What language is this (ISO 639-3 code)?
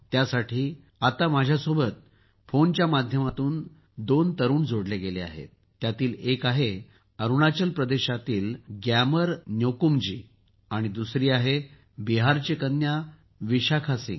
mar